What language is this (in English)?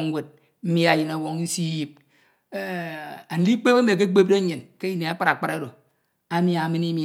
Ito